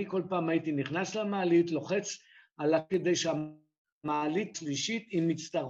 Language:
Hebrew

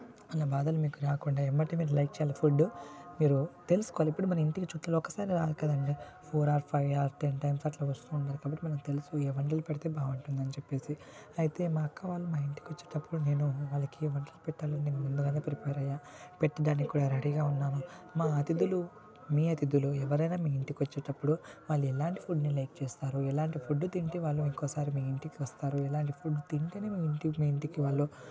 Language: Telugu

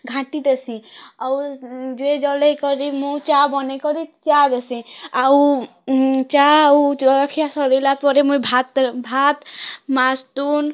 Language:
Odia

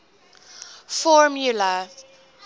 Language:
English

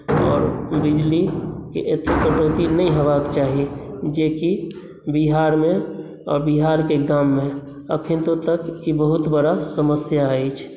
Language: Maithili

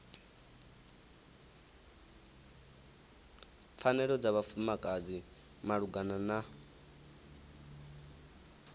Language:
Venda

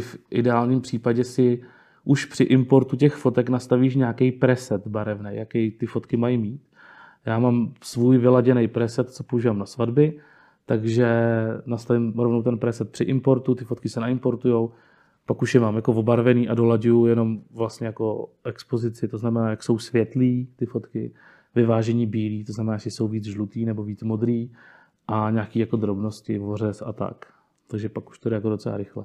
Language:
Czech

